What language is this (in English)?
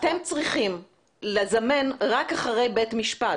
Hebrew